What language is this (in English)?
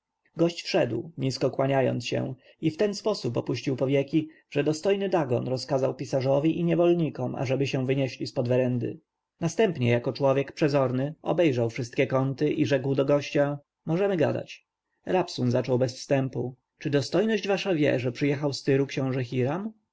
Polish